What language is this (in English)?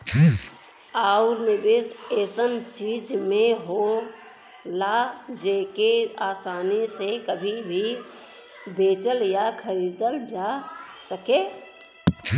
Bhojpuri